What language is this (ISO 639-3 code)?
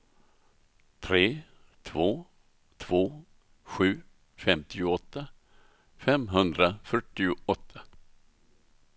swe